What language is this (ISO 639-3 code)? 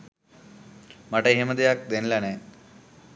sin